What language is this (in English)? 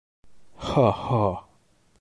Bashkir